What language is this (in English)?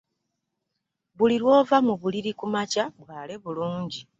Ganda